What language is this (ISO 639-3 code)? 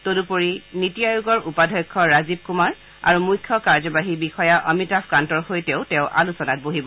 asm